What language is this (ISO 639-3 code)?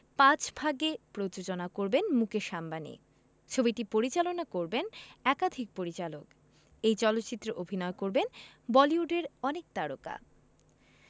ben